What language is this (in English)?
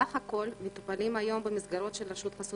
Hebrew